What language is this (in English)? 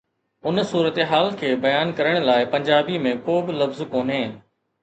Sindhi